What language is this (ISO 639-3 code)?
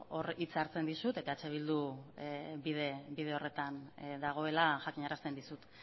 eus